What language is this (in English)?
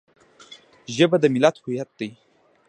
Pashto